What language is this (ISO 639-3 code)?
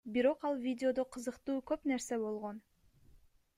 kir